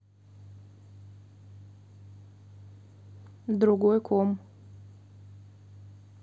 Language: Russian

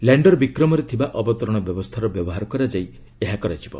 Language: Odia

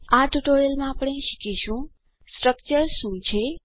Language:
Gujarati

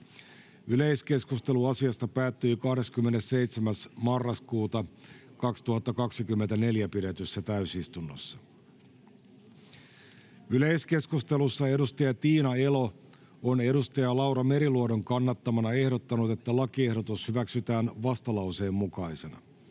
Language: Finnish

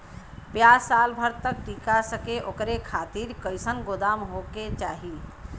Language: Bhojpuri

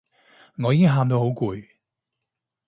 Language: Cantonese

